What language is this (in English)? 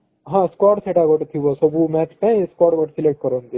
Odia